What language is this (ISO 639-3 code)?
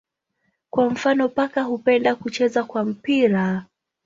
swa